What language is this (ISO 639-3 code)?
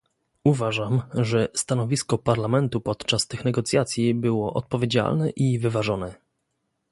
pol